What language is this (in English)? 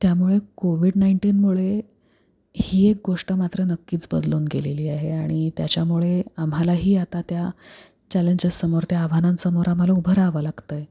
Marathi